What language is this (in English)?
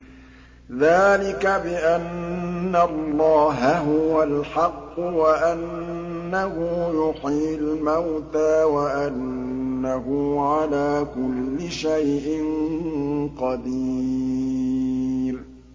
Arabic